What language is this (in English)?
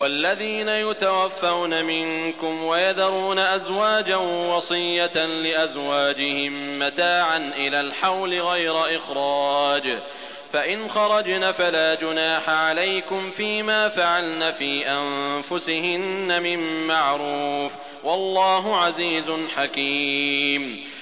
Arabic